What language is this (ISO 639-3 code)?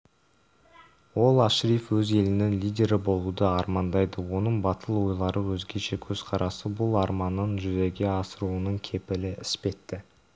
kaz